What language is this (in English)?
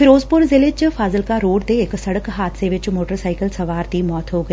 Punjabi